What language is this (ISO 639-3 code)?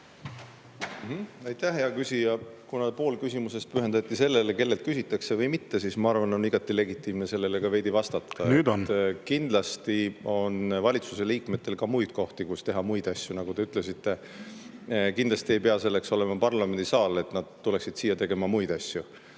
est